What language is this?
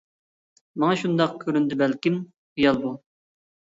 Uyghur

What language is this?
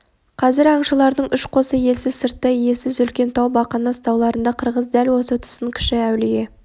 Kazakh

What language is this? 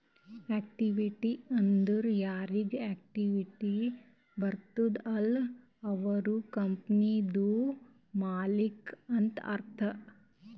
Kannada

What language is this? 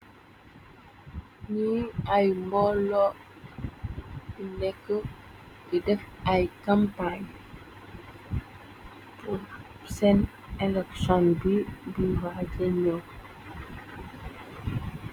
Wolof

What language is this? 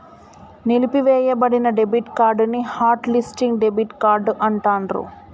Telugu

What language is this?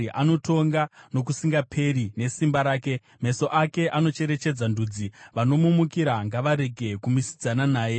Shona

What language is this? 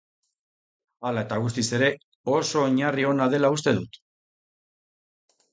Basque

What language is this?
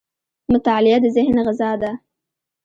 Pashto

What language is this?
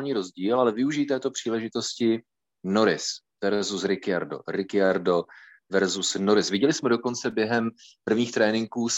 Czech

